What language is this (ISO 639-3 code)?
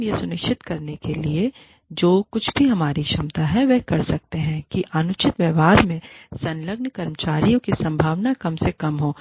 hin